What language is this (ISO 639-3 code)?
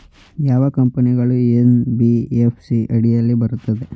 kan